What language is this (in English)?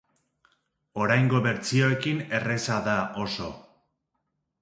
Basque